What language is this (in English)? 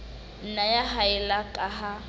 Southern Sotho